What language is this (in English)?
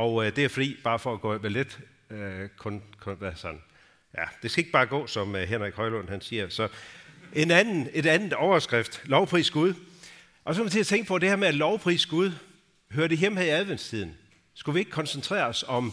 Danish